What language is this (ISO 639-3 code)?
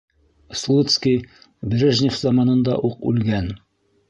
bak